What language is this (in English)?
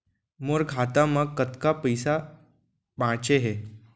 Chhattisgarhi